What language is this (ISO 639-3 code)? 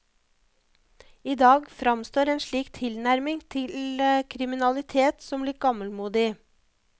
nor